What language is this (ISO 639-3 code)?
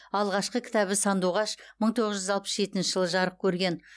kaz